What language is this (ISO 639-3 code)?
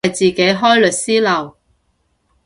yue